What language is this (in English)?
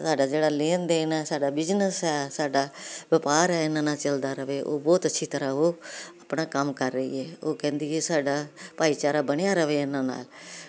Punjabi